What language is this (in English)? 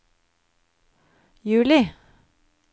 Norwegian